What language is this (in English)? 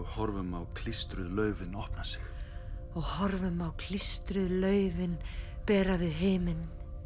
Icelandic